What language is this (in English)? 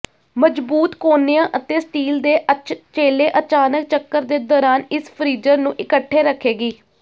Punjabi